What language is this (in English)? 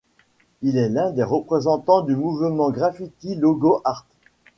French